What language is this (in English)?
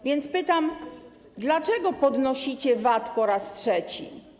Polish